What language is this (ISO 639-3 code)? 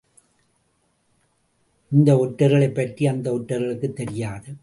tam